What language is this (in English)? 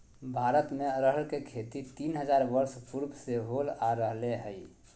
Magahi